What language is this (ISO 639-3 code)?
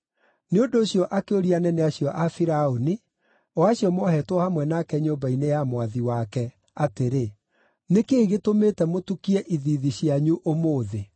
kik